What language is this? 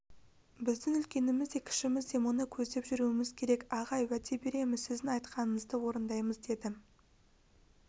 Kazakh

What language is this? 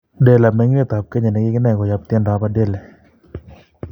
Kalenjin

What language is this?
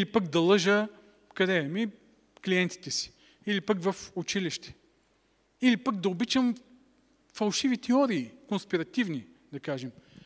Bulgarian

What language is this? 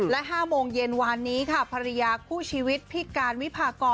Thai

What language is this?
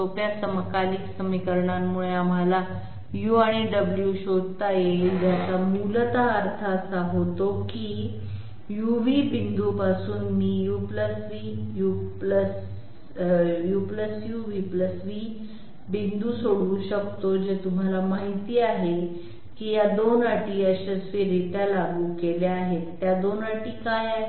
Marathi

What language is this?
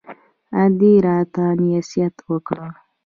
Pashto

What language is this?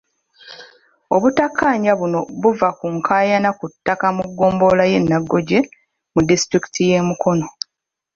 Ganda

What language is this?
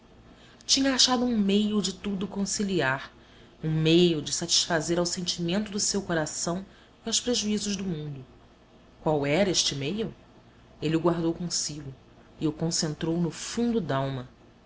Portuguese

